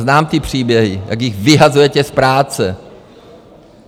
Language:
Czech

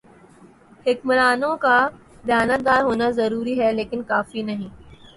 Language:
Urdu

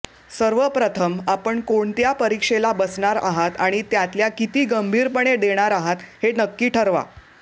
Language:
Marathi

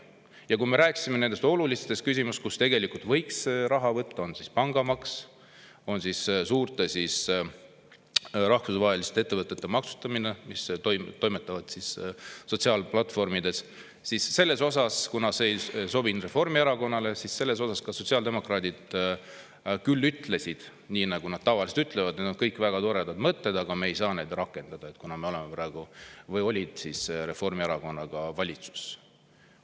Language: Estonian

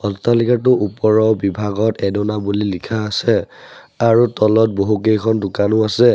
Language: Assamese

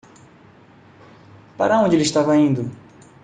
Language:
Portuguese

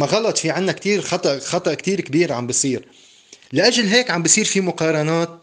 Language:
Arabic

